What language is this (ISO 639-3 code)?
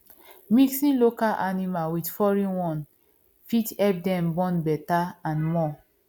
pcm